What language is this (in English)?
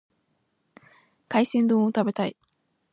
Japanese